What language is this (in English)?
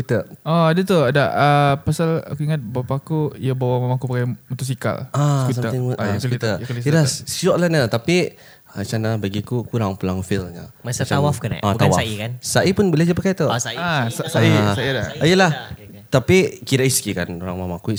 Malay